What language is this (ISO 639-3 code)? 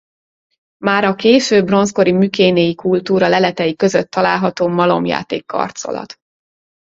hun